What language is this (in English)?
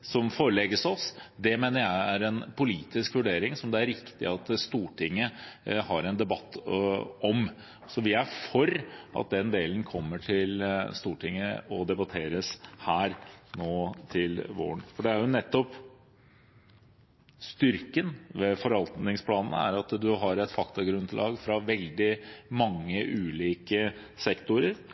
Norwegian Bokmål